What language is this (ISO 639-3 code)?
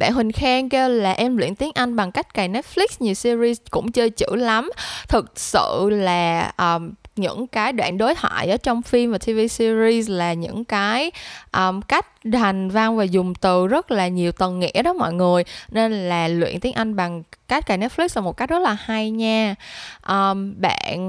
vie